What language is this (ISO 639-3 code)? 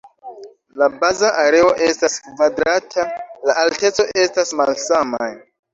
epo